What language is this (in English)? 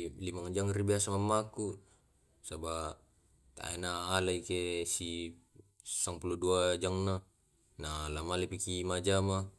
Tae'